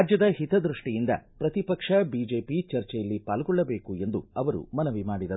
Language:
Kannada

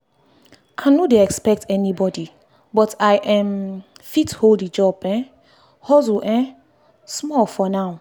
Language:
Nigerian Pidgin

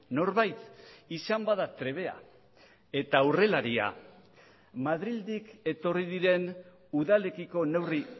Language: Basque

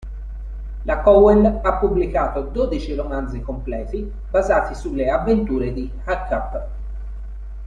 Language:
Italian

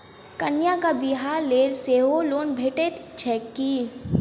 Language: Maithili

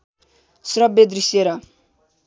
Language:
Nepali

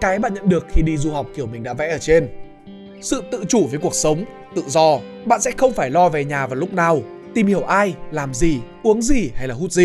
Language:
Vietnamese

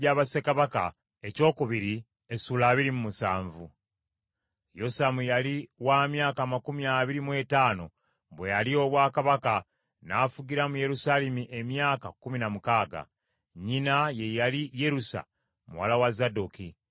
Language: Ganda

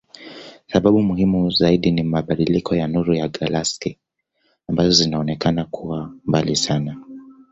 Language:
Swahili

